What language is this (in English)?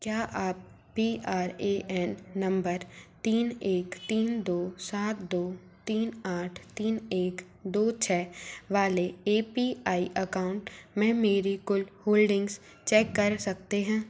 Hindi